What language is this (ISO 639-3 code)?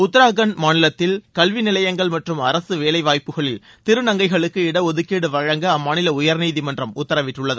tam